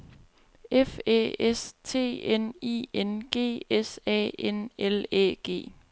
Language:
Danish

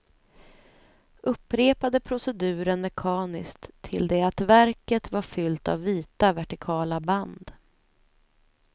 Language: Swedish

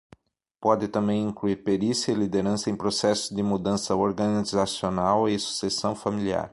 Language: Portuguese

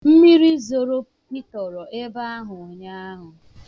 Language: Igbo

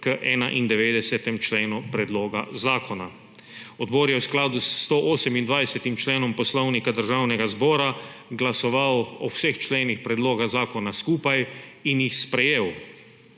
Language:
Slovenian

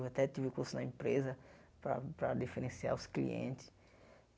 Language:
Portuguese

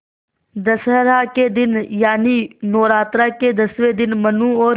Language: Hindi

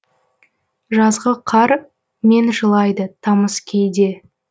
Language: Kazakh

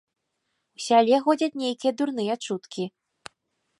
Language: Belarusian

